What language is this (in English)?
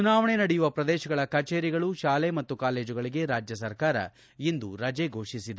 Kannada